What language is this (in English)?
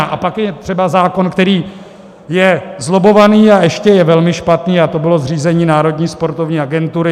Czech